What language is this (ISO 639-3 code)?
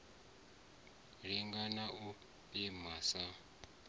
ven